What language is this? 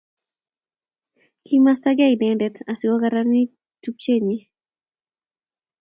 Kalenjin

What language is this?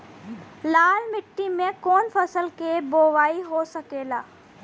Bhojpuri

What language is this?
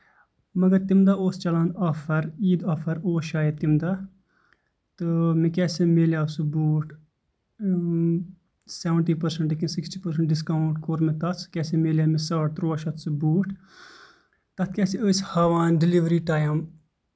Kashmiri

